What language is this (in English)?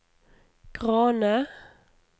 Norwegian